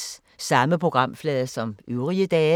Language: Danish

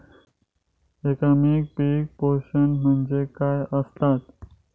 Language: Marathi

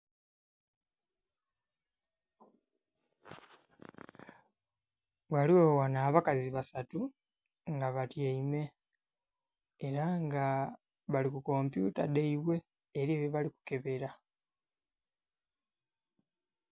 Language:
Soga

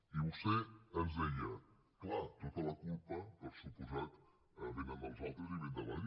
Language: Catalan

